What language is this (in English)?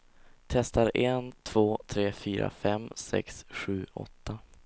Swedish